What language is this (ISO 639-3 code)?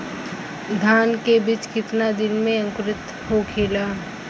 bho